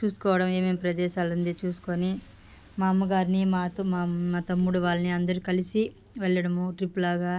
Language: Telugu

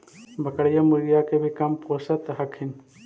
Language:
Magahi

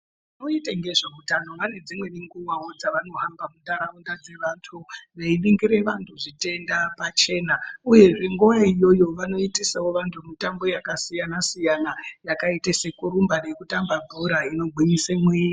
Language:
Ndau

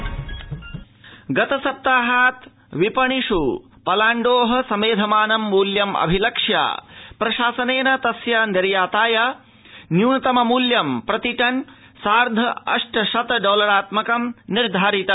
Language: Sanskrit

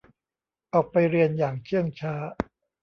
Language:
Thai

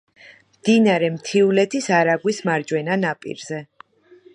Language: Georgian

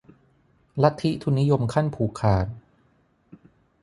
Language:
Thai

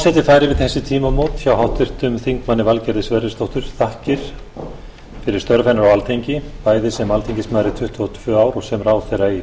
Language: Icelandic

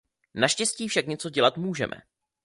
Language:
Czech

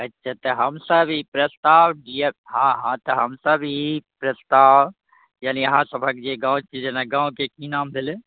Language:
Maithili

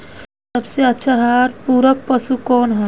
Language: Bhojpuri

